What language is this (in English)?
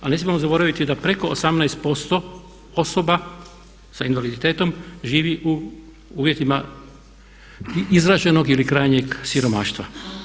Croatian